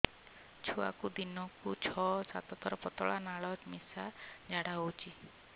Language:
Odia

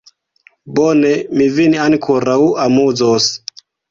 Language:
Esperanto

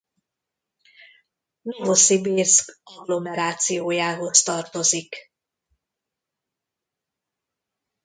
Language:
Hungarian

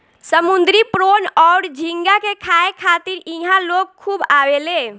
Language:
Bhojpuri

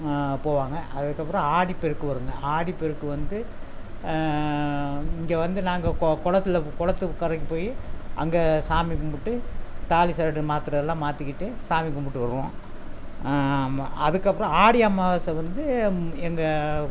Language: Tamil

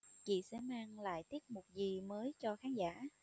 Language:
Vietnamese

